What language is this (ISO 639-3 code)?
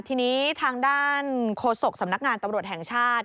tha